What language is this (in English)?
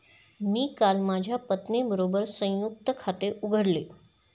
Marathi